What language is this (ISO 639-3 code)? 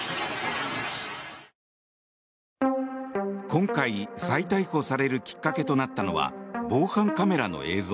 jpn